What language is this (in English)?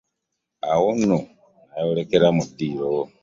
Ganda